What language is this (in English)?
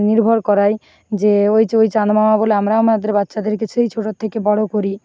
Bangla